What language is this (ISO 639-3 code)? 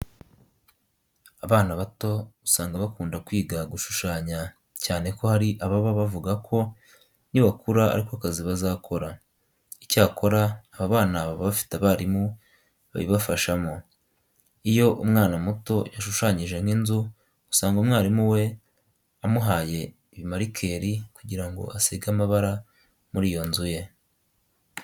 kin